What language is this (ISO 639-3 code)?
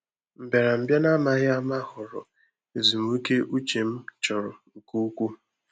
ibo